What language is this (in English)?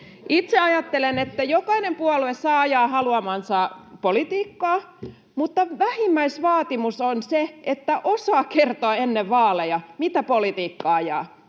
Finnish